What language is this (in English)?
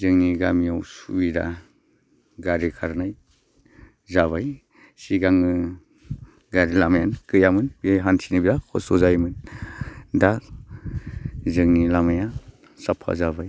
Bodo